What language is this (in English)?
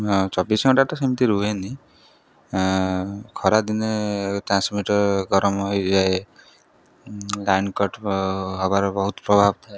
Odia